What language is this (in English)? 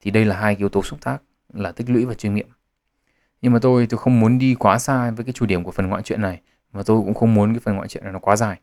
Vietnamese